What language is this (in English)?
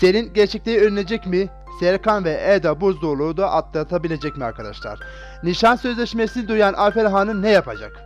Turkish